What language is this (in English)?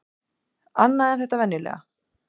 Icelandic